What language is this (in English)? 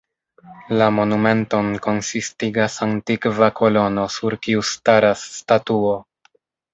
Esperanto